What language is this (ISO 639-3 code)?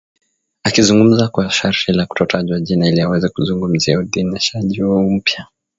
swa